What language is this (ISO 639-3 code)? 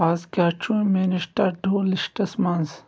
kas